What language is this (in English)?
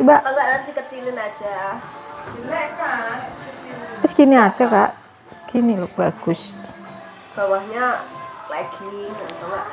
Indonesian